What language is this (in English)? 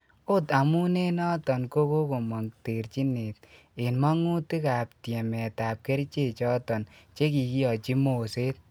Kalenjin